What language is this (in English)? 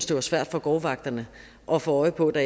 Danish